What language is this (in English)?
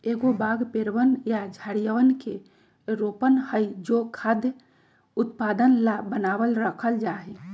Magahi